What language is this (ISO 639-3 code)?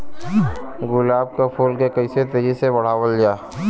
bho